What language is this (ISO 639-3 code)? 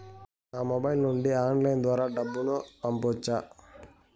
tel